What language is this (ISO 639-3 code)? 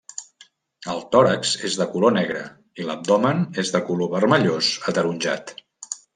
cat